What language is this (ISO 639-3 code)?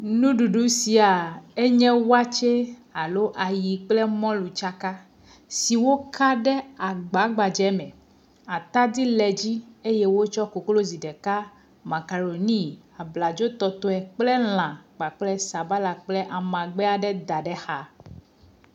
ewe